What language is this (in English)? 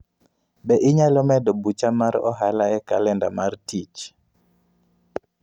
Luo (Kenya and Tanzania)